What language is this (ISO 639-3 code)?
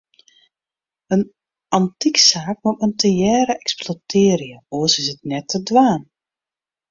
fry